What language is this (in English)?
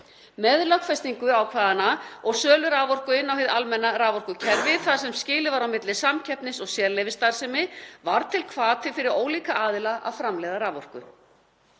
Icelandic